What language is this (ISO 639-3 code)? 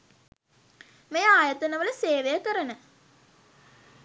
sin